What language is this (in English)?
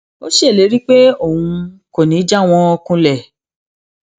Yoruba